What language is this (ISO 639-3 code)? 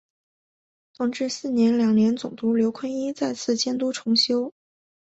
zho